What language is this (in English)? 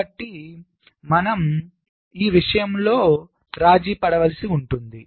Telugu